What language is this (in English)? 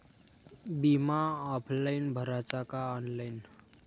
Marathi